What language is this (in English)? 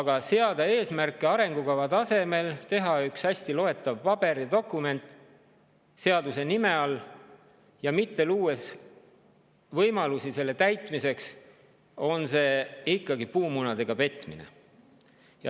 Estonian